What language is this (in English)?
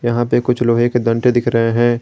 Hindi